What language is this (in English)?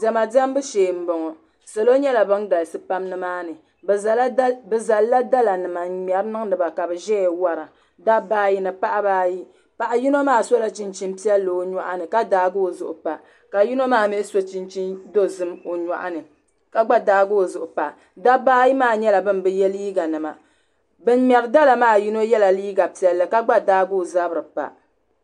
Dagbani